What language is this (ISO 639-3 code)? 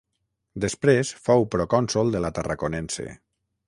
cat